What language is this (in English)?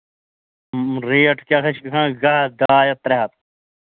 Kashmiri